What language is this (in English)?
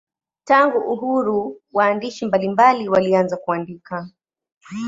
Swahili